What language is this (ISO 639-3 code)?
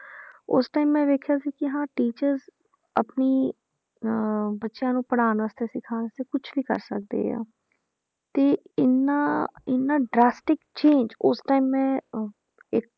pan